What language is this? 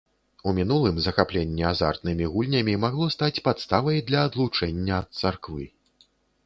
Belarusian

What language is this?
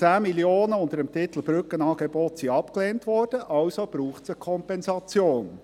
Swiss German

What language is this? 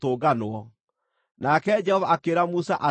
Kikuyu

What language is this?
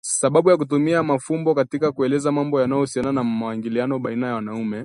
Swahili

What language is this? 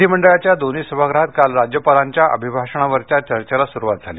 Marathi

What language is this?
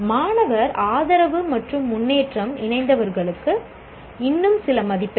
Tamil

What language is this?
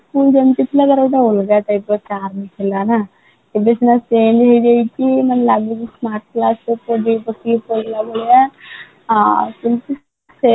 Odia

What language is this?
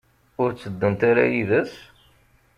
Kabyle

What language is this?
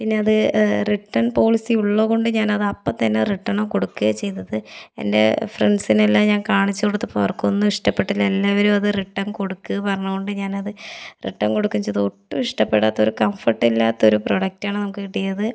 Malayalam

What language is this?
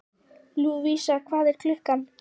Icelandic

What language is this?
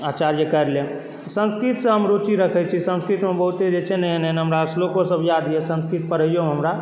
Maithili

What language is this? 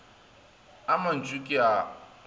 Northern Sotho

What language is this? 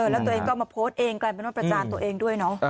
Thai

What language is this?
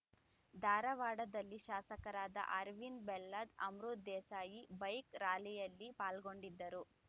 Kannada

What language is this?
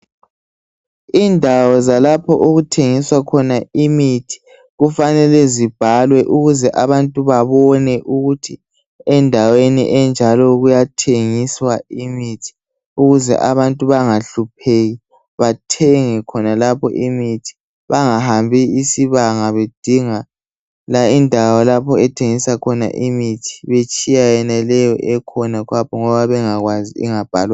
North Ndebele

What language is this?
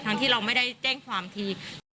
Thai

